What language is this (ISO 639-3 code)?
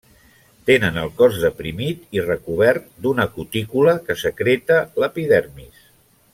cat